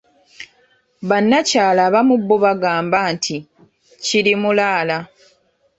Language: Ganda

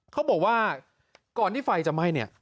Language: Thai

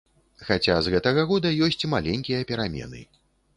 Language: Belarusian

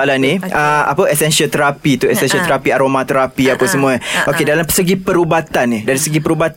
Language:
Malay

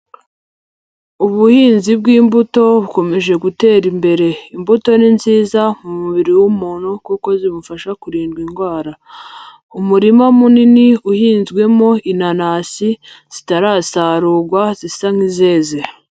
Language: Kinyarwanda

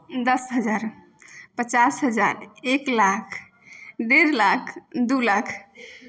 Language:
Maithili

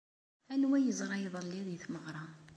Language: Kabyle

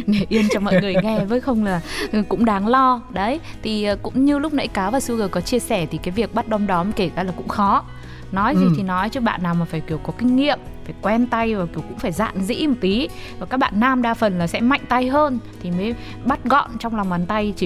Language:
Vietnamese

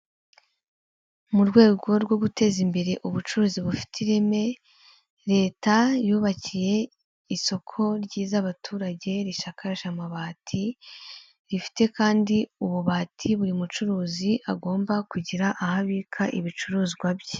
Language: Kinyarwanda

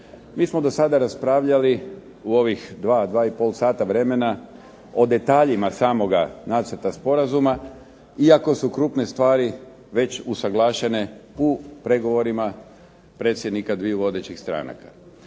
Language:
Croatian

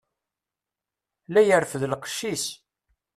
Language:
Kabyle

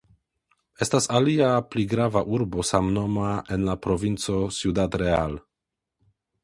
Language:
Esperanto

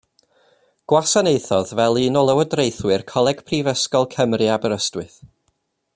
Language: Welsh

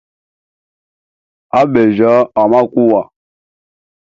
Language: Hemba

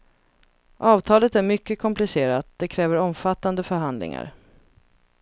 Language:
Swedish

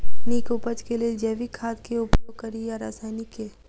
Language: Maithili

